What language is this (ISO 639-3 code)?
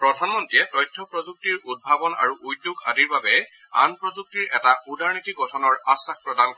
asm